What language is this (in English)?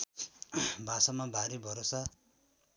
Nepali